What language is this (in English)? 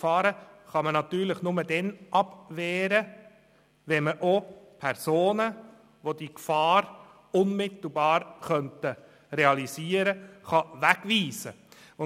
Swiss German